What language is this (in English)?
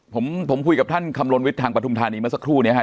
Thai